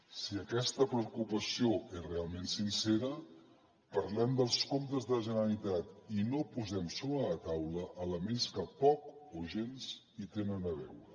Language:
Catalan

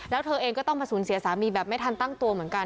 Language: Thai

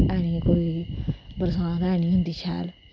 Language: Dogri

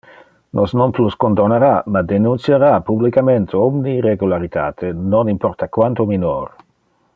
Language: Interlingua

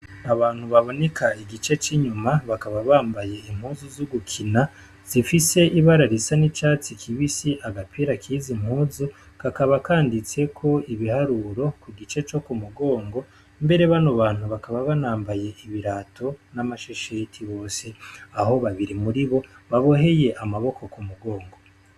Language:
Rundi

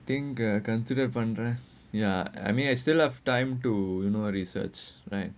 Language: English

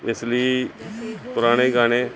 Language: Punjabi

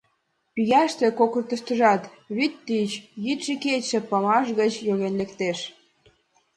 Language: Mari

